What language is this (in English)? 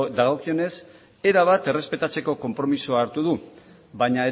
Basque